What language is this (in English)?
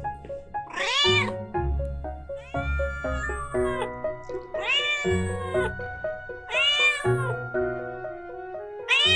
Korean